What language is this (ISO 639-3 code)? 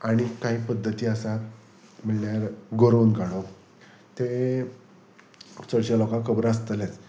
kok